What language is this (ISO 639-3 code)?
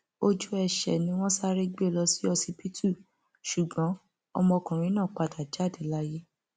yor